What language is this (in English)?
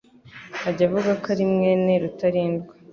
Kinyarwanda